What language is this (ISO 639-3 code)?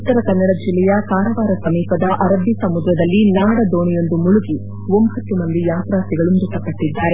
kan